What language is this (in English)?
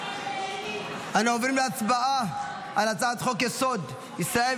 Hebrew